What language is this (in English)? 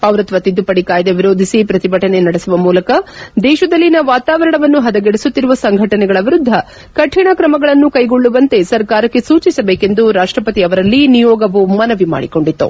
Kannada